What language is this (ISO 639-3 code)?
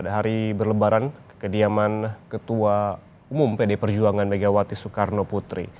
ind